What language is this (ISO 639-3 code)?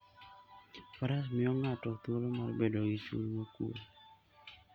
luo